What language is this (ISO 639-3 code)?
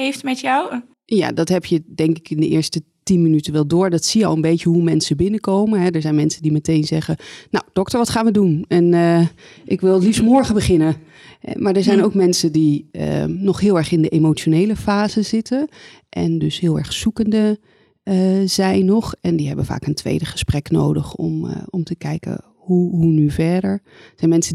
nld